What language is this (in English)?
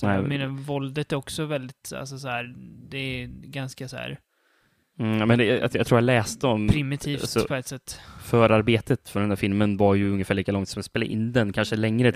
Swedish